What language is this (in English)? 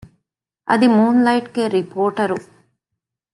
Divehi